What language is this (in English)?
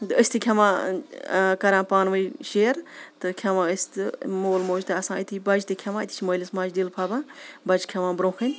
Kashmiri